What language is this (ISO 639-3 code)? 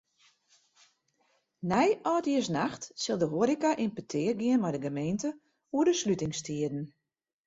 fry